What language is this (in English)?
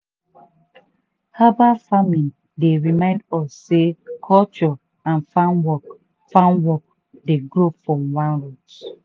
Nigerian Pidgin